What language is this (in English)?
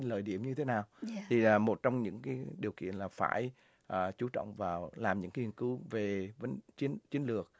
Vietnamese